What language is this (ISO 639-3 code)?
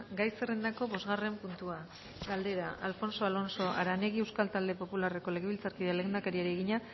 eus